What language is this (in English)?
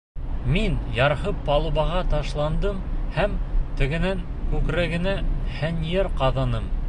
Bashkir